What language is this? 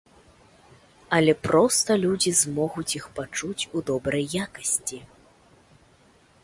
Belarusian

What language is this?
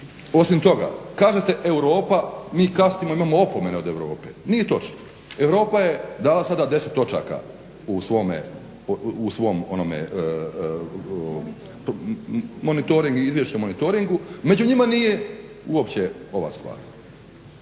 Croatian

